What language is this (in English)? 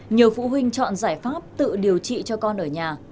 Vietnamese